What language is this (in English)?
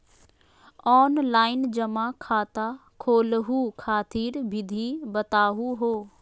Magahi